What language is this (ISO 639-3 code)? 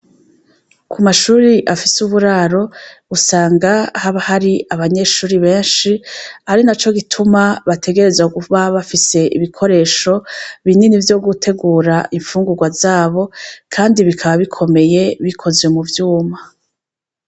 run